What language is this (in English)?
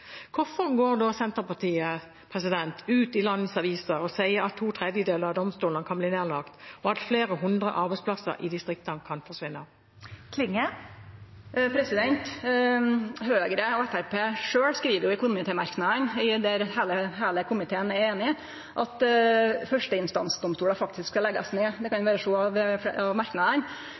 Norwegian